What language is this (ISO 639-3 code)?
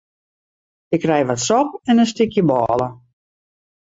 fry